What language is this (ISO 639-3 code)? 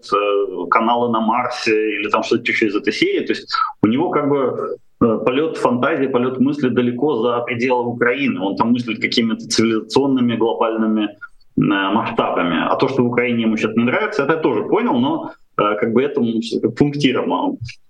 rus